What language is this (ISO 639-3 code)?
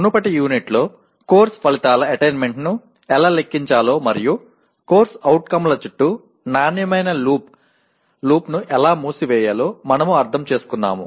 tel